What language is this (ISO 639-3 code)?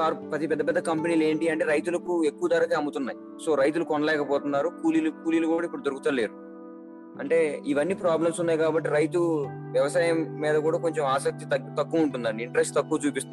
tel